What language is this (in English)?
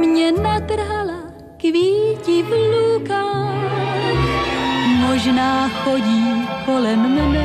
Czech